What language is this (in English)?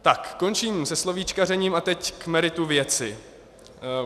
Czech